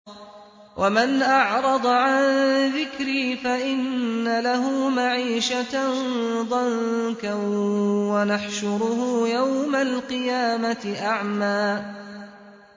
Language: Arabic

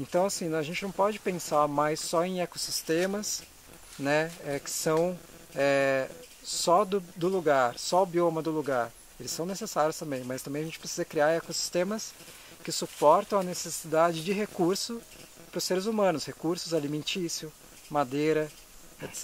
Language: Portuguese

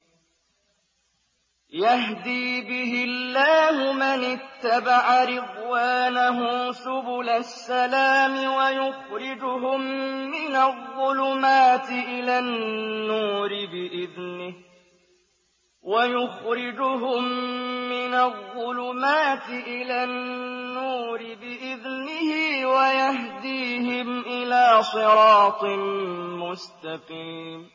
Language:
Arabic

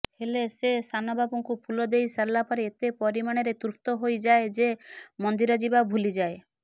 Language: Odia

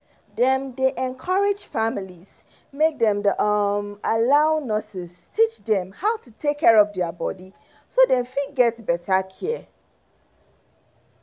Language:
Nigerian Pidgin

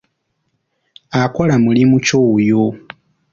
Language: Ganda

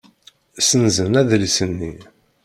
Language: Kabyle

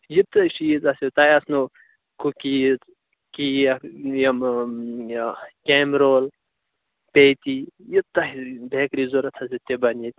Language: Kashmiri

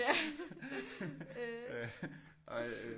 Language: Danish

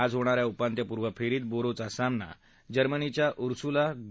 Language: Marathi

